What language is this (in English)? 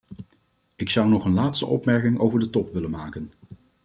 Dutch